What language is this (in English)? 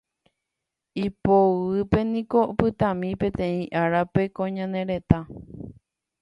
Guarani